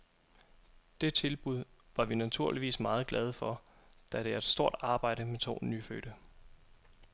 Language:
Danish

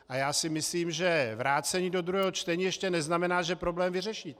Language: Czech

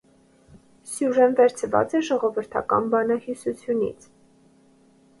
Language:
Armenian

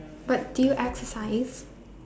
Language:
English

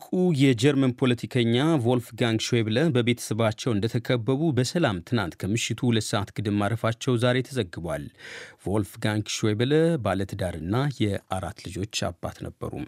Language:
Amharic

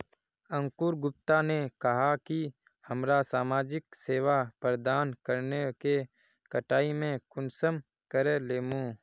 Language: Magahi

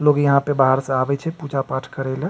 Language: Maithili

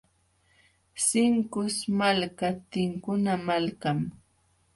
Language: Jauja Wanca Quechua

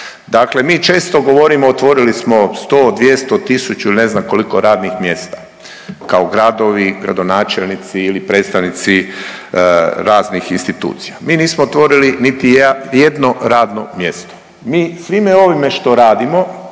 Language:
Croatian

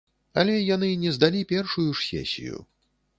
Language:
Belarusian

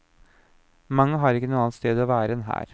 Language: Norwegian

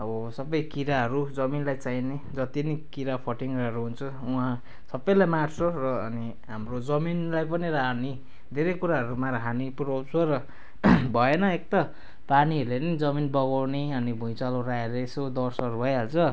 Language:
Nepali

